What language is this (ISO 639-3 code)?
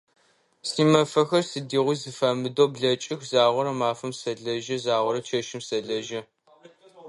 ady